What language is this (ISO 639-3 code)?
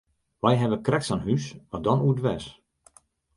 fry